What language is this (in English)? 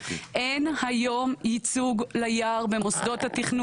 Hebrew